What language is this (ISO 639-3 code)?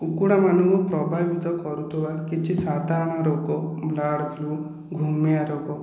ori